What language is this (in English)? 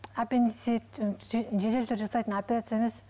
Kazakh